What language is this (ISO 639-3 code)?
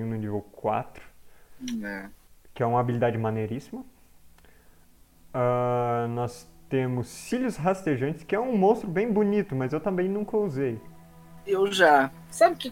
por